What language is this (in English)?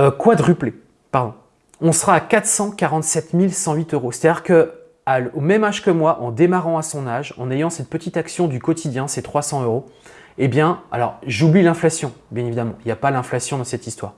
French